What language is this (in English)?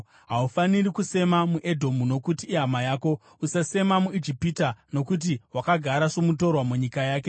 Shona